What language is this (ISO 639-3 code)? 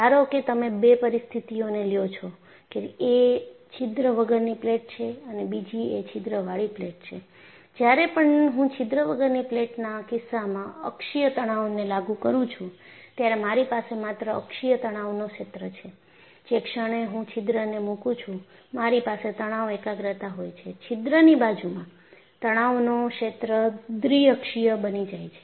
guj